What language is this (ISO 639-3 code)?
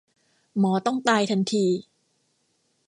tha